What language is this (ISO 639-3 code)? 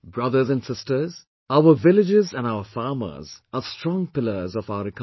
eng